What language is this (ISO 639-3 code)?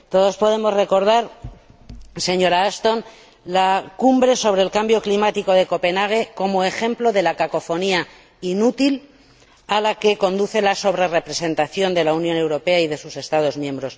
spa